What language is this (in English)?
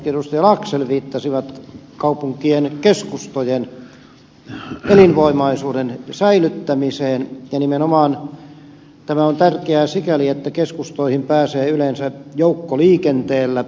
Finnish